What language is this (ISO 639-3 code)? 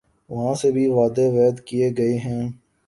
urd